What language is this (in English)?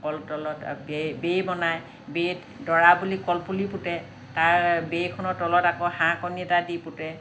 Assamese